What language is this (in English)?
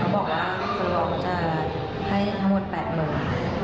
Thai